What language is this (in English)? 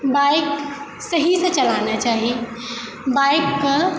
Maithili